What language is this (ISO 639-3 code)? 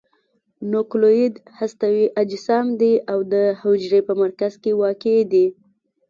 pus